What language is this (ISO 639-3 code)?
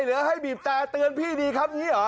tha